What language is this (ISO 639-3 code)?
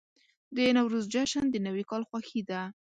pus